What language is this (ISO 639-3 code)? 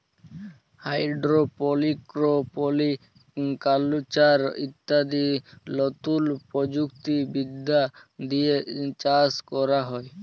ben